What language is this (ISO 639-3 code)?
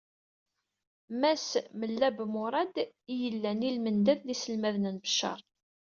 kab